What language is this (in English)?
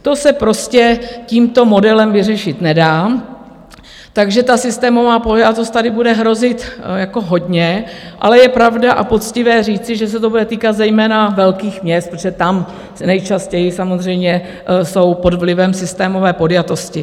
Czech